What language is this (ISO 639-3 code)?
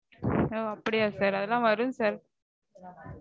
tam